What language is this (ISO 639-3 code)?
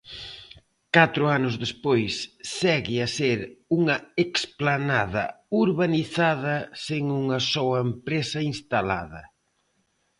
glg